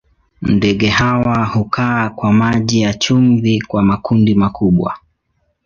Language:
Swahili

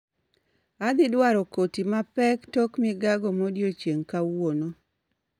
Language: Luo (Kenya and Tanzania)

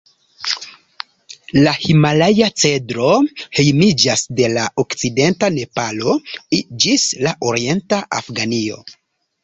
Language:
Esperanto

